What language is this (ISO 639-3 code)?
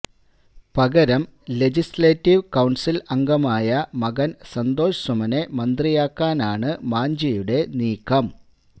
mal